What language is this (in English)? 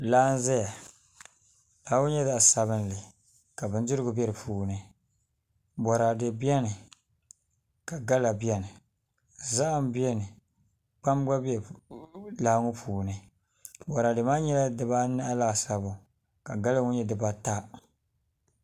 Dagbani